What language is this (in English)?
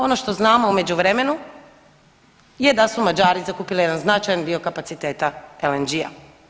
Croatian